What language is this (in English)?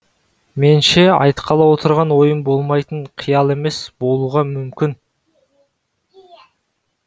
Kazakh